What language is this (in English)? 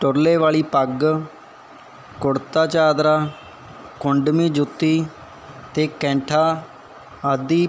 Punjabi